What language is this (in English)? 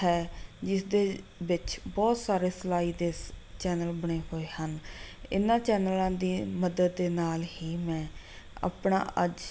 Punjabi